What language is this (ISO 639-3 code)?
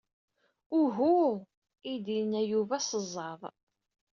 kab